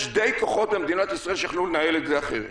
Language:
Hebrew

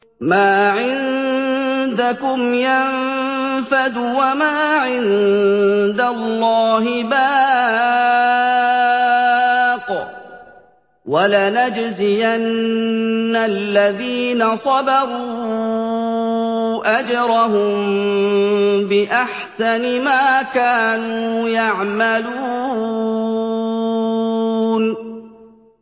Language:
Arabic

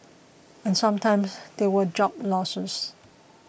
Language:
English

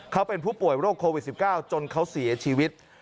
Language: Thai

